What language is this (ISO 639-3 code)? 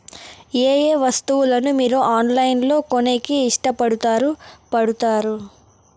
tel